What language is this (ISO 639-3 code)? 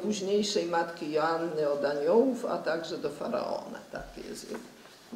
pol